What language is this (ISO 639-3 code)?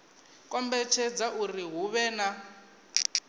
ven